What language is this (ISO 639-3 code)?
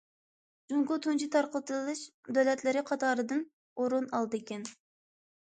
uig